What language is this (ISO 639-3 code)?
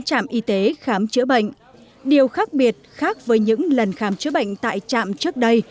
vie